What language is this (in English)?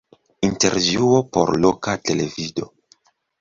Esperanto